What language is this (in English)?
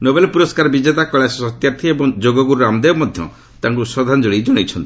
Odia